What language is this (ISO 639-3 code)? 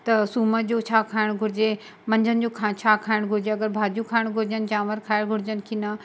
snd